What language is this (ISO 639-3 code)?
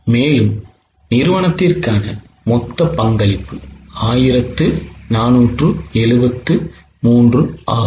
tam